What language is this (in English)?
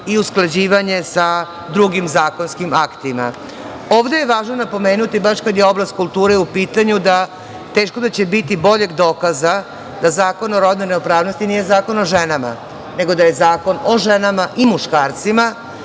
Serbian